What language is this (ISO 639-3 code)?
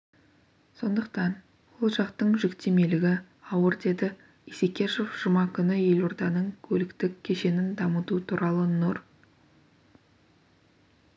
kaz